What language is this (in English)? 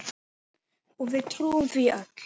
Icelandic